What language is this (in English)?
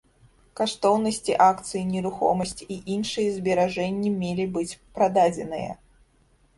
Belarusian